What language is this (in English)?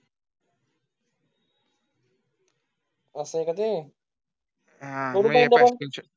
Marathi